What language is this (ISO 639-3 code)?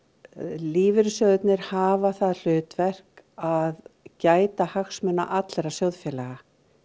isl